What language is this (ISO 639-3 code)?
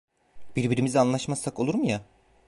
tur